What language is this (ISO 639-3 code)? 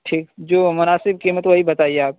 urd